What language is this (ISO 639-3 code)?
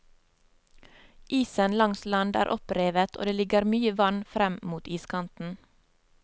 nor